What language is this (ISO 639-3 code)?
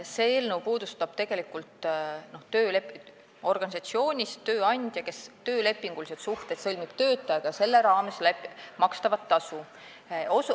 est